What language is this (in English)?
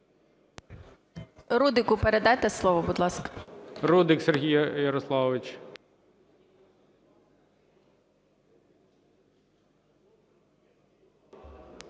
Ukrainian